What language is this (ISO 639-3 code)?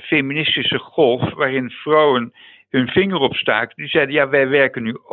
nld